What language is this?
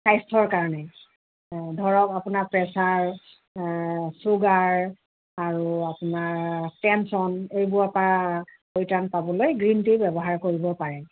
Assamese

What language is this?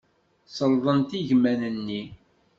Kabyle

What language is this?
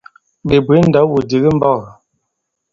Bankon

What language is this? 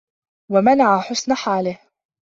Arabic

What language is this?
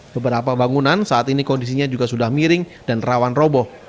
Indonesian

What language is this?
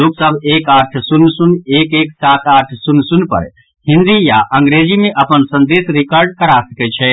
Maithili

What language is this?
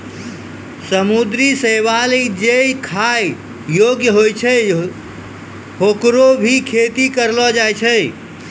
Maithili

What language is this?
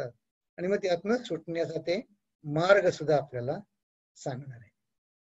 Hindi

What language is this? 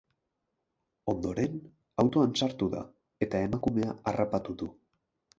Basque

